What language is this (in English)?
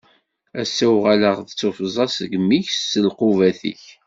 Kabyle